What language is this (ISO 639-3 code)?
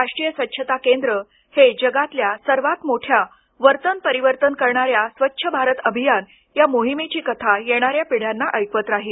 mar